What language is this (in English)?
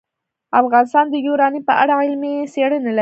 Pashto